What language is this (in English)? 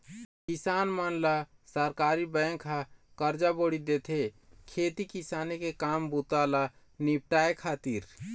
Chhattisgarhi